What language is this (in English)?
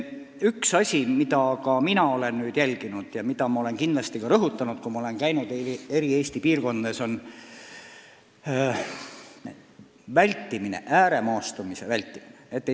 Estonian